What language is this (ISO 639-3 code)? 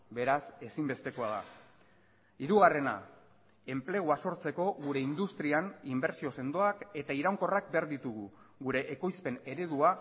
eus